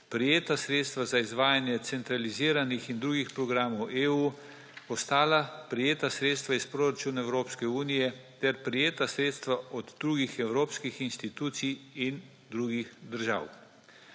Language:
Slovenian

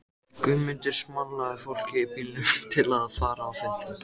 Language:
Icelandic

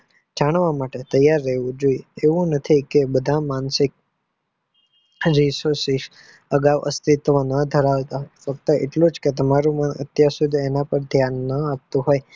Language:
Gujarati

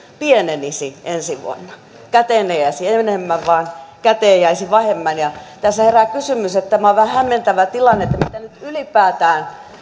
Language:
Finnish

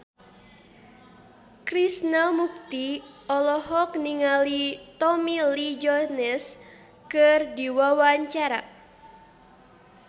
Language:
Sundanese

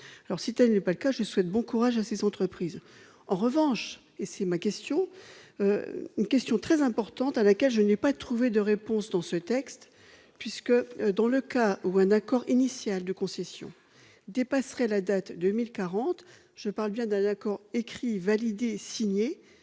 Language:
French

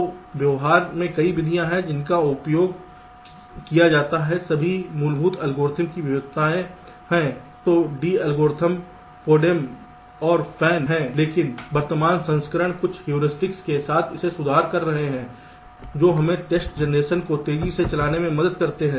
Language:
Hindi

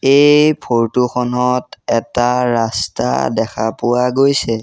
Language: Assamese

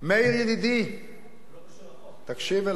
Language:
Hebrew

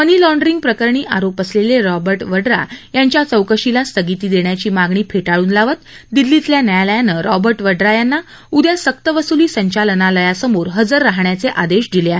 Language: Marathi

